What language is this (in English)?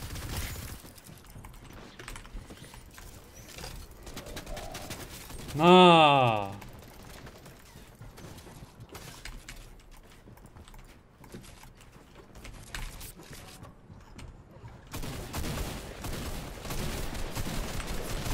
French